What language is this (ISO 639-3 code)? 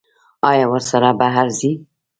pus